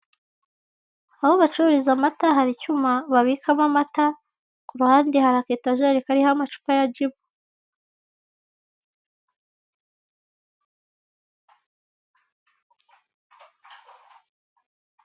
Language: Kinyarwanda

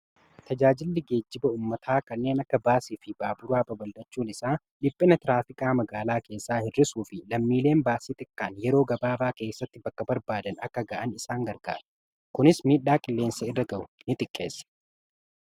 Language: Oromo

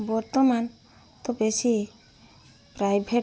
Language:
Odia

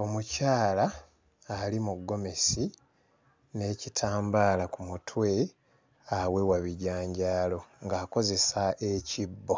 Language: Ganda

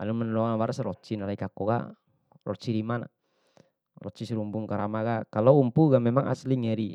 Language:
Bima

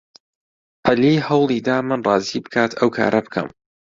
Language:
Central Kurdish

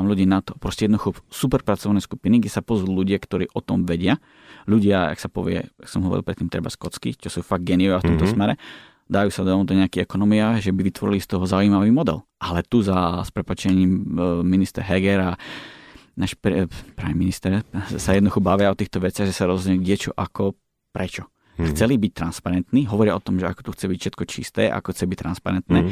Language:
Slovak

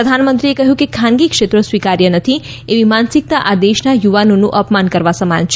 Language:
Gujarati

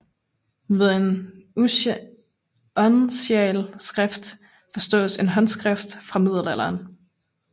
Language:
Danish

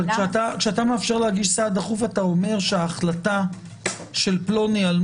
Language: Hebrew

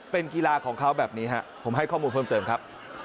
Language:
Thai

